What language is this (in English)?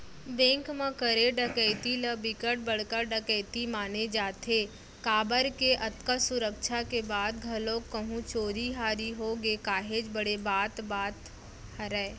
Chhattisgarhi